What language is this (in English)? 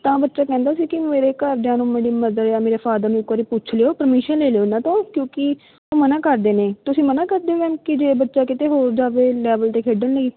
Punjabi